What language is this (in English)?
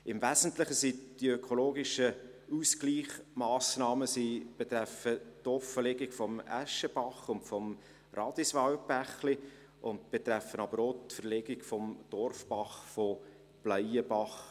Swiss German